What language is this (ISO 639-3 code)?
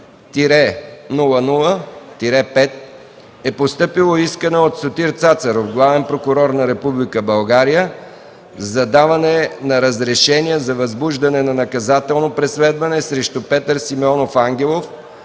bul